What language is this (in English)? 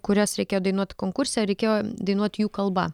Lithuanian